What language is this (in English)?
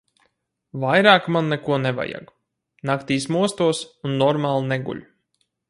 Latvian